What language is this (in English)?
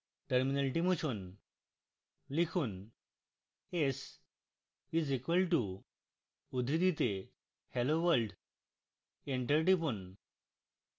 Bangla